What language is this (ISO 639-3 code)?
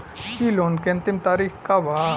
bho